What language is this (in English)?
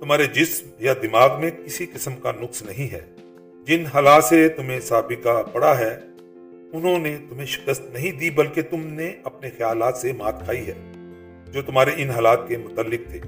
Urdu